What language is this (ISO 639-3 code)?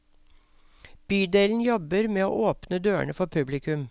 nor